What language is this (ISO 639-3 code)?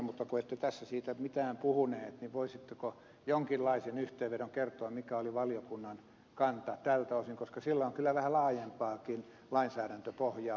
fin